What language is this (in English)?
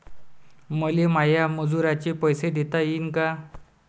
Marathi